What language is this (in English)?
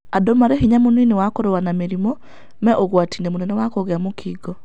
Kikuyu